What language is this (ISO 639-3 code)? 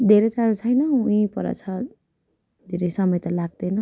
nep